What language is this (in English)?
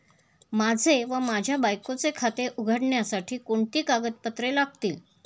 Marathi